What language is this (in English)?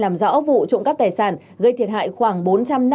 Vietnamese